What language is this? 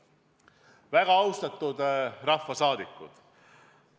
Estonian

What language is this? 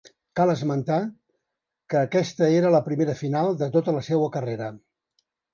Catalan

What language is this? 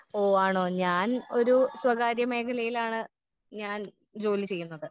Malayalam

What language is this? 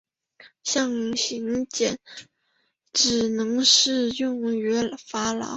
Chinese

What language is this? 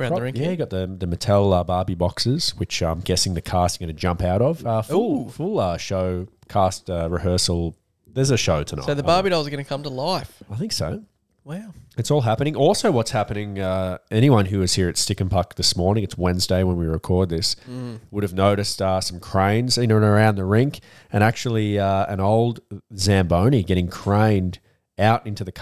English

